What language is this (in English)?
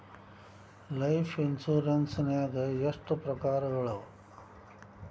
Kannada